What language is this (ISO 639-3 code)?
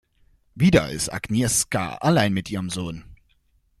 deu